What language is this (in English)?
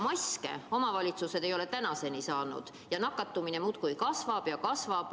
Estonian